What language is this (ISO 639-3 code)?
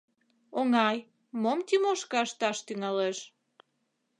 chm